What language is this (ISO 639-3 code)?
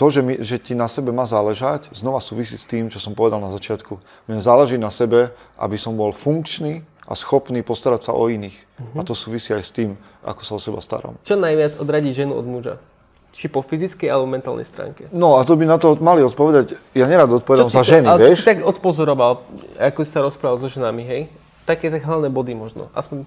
slk